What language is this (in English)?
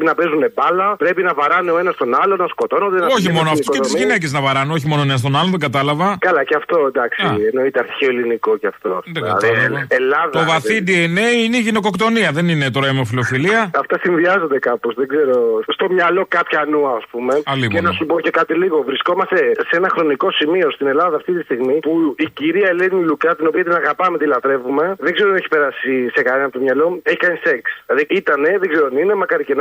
Greek